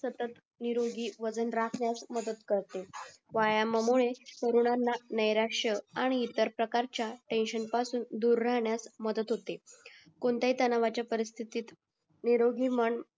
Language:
Marathi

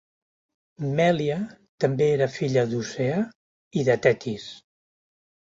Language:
Catalan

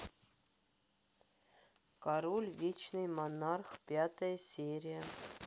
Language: Russian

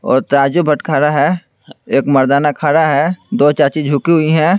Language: Hindi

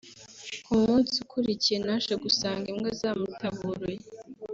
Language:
Kinyarwanda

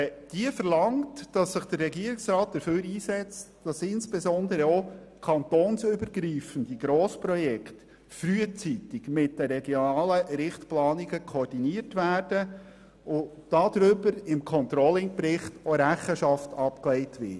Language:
Swiss German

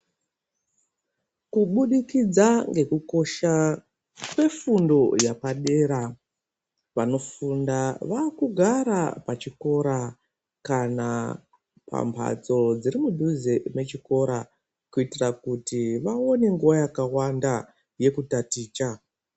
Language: Ndau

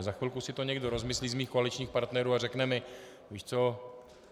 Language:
Czech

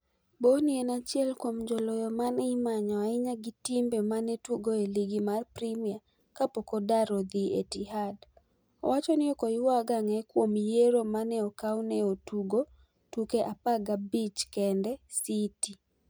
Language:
Luo (Kenya and Tanzania)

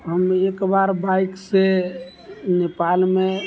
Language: Maithili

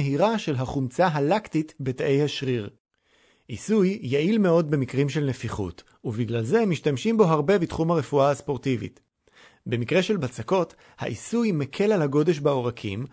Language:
Hebrew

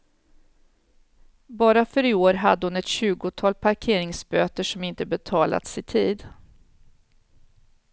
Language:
Swedish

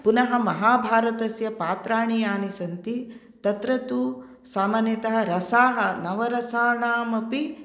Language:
Sanskrit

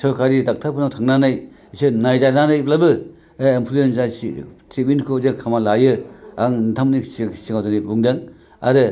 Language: Bodo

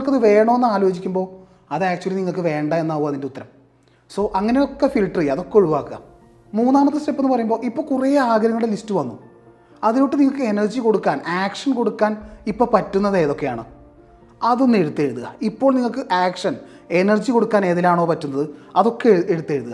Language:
Malayalam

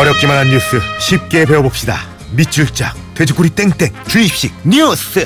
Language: Korean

